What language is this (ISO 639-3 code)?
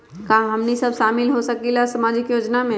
mag